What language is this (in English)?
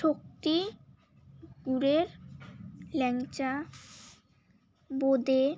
Bangla